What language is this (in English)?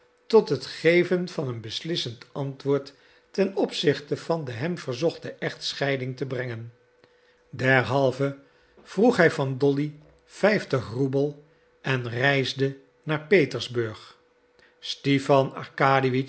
Dutch